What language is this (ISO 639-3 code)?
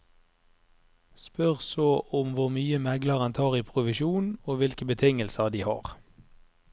nor